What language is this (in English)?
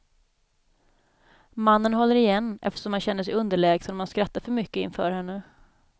Swedish